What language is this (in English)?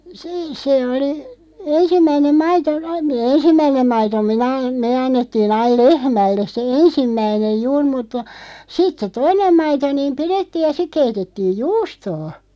Finnish